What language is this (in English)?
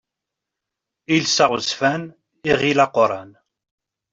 Kabyle